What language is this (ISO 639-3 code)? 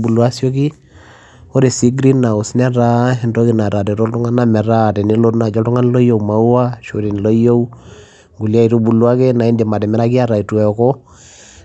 mas